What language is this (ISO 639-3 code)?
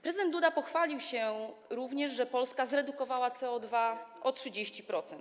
pol